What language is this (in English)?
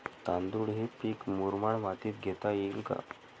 Marathi